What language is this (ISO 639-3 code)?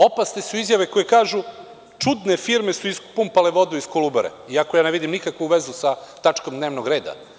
srp